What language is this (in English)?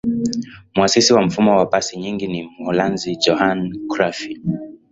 Swahili